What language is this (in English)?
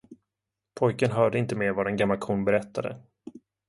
Swedish